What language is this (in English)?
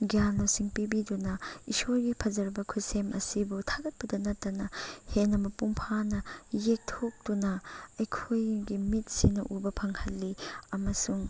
Manipuri